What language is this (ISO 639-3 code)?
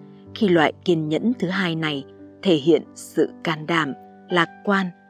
vie